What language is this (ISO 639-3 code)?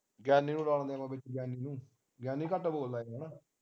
pan